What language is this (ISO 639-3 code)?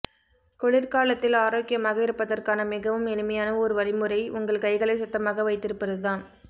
tam